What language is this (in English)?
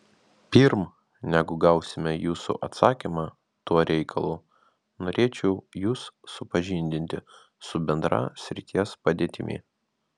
Lithuanian